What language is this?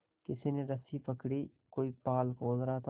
Hindi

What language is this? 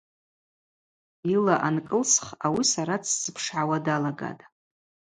Abaza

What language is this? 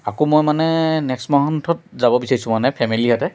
Assamese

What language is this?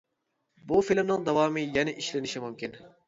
Uyghur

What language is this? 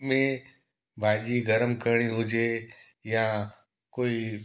Sindhi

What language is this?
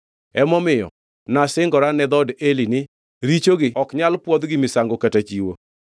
Luo (Kenya and Tanzania)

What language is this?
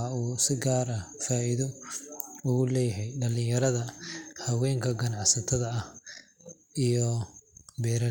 Somali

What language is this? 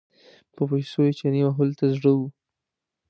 Pashto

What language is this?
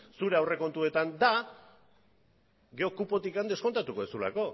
Basque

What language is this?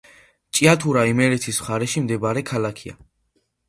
Georgian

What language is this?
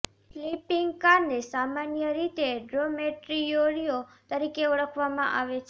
Gujarati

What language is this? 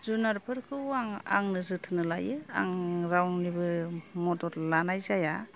Bodo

